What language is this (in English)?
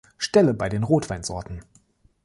German